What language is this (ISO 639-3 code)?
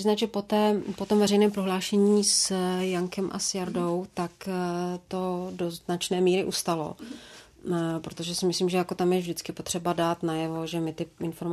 ces